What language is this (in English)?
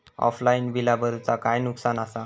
Marathi